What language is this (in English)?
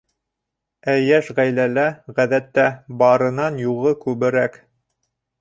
Bashkir